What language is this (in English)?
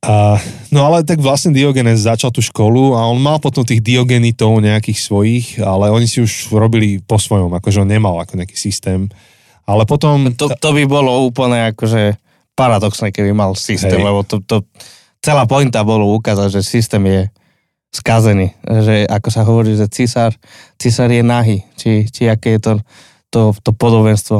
Slovak